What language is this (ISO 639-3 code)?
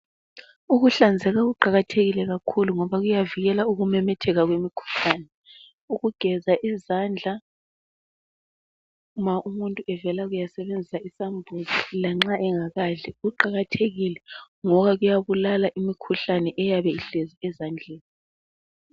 nde